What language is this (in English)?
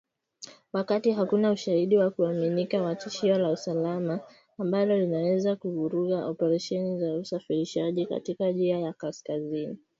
Swahili